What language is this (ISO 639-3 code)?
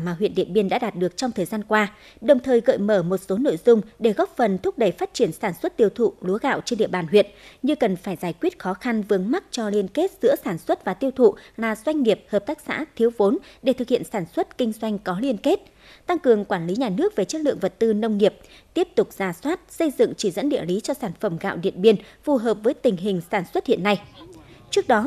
vie